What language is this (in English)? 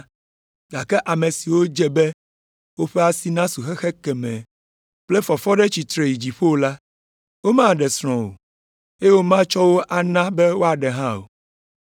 Ewe